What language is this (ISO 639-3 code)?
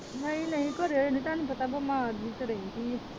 pan